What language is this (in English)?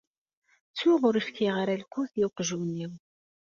Kabyle